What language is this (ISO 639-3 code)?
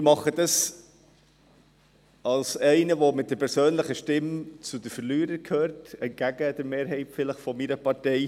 gsw